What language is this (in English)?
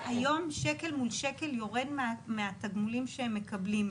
Hebrew